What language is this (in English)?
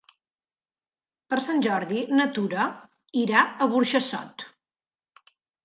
Catalan